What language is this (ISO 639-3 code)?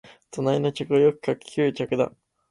jpn